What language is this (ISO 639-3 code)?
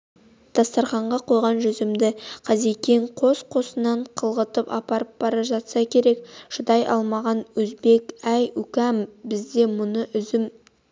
kaz